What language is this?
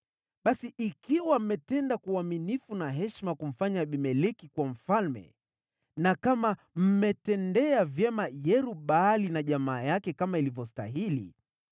Swahili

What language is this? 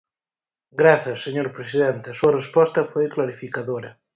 Galician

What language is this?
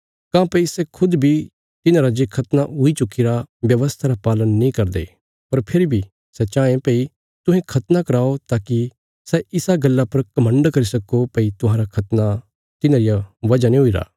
Bilaspuri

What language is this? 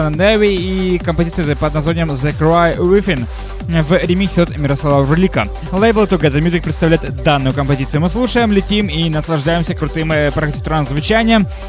Russian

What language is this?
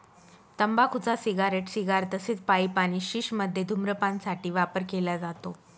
Marathi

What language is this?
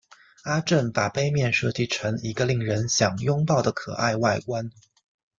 Chinese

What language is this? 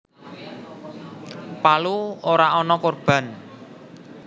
Javanese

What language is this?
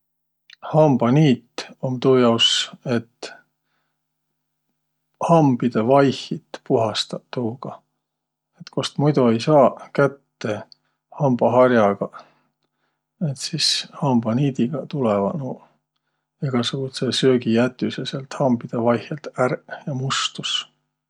Võro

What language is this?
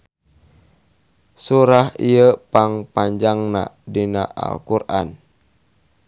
Sundanese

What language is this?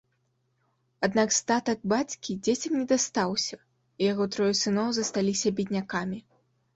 Belarusian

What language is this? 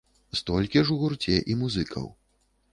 Belarusian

